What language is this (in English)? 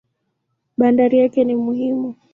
Swahili